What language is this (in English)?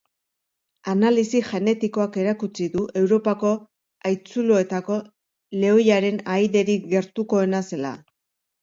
Basque